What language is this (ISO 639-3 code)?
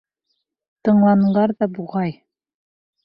bak